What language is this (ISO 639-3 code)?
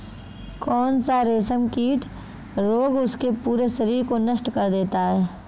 hin